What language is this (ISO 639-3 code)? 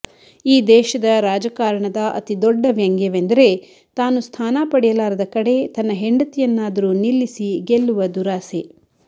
kan